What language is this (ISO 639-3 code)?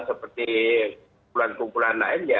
ind